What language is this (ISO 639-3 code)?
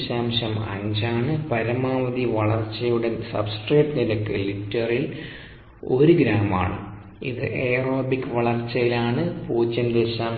mal